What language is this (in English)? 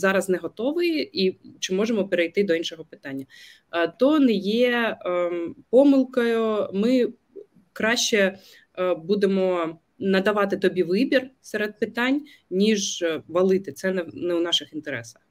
Ukrainian